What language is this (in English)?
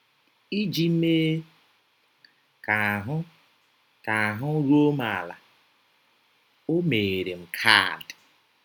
Igbo